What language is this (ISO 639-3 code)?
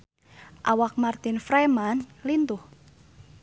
sun